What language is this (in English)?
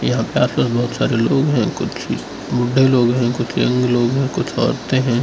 Hindi